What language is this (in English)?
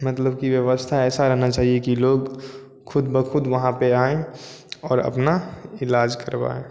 Hindi